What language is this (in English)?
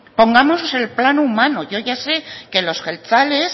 Spanish